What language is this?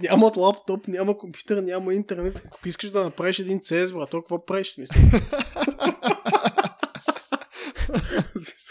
Bulgarian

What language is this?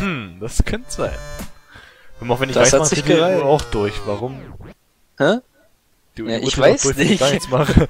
German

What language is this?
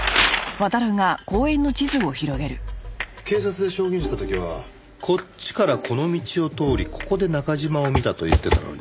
Japanese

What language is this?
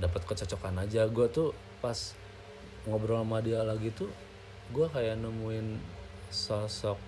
Indonesian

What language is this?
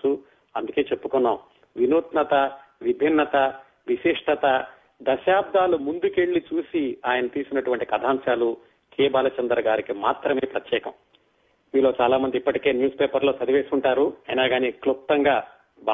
Telugu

